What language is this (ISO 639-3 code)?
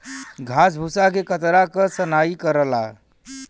bho